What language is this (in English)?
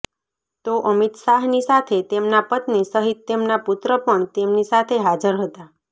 Gujarati